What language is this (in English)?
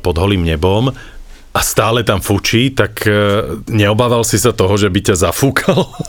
Slovak